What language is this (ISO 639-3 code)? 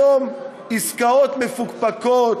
heb